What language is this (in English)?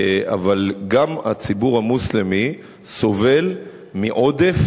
Hebrew